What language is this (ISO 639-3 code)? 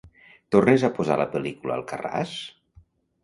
cat